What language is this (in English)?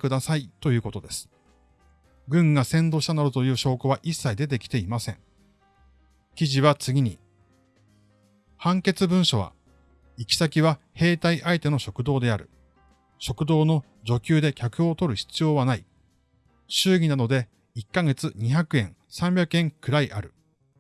Japanese